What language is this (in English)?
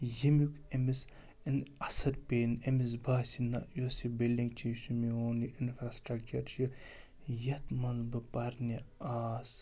Kashmiri